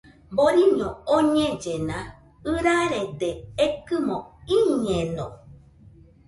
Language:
Nüpode Huitoto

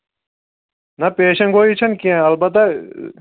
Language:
Kashmiri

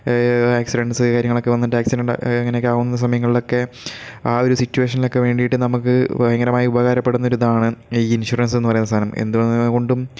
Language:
Malayalam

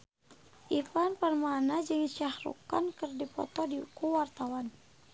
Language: Sundanese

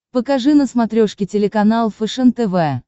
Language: Russian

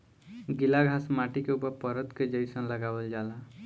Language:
Bhojpuri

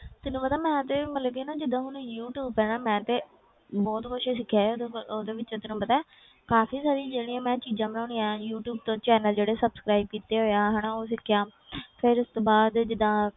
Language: Punjabi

